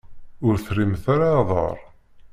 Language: Kabyle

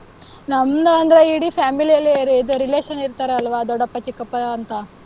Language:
Kannada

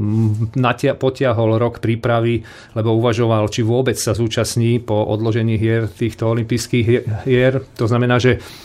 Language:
Slovak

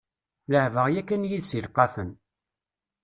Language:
Kabyle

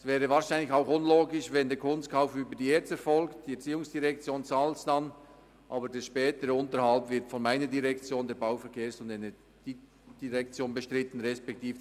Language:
Swiss German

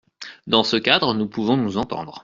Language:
French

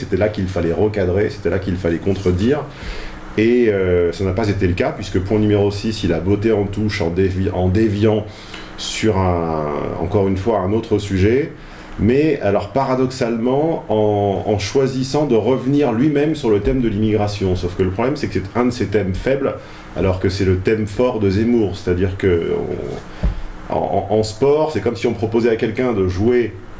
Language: French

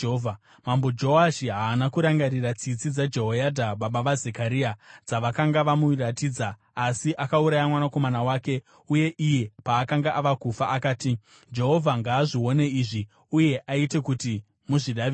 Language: Shona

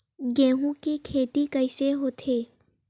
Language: Chhattisgarhi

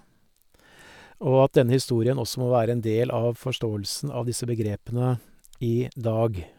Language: Norwegian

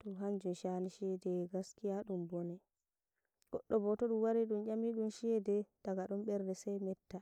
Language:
Nigerian Fulfulde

